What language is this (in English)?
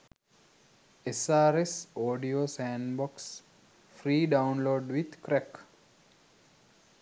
Sinhala